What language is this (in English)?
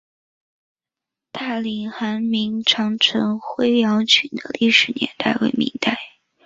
Chinese